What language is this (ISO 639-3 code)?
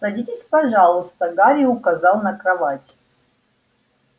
rus